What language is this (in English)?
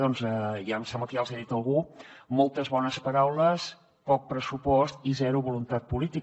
Catalan